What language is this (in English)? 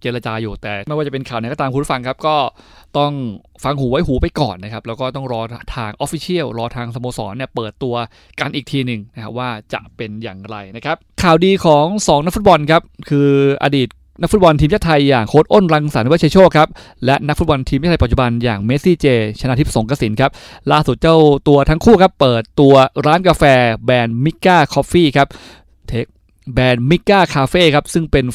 Thai